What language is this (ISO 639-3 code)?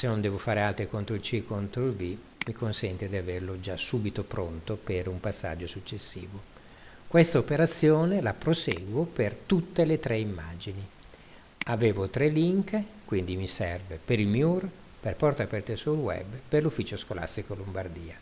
ita